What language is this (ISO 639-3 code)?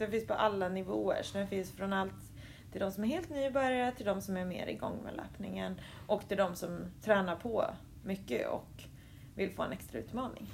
swe